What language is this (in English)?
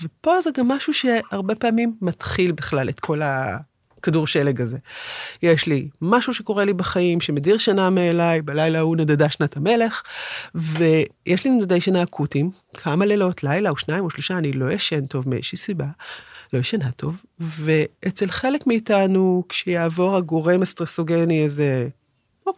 Hebrew